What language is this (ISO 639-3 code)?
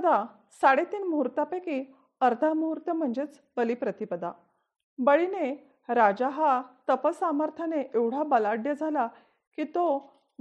mar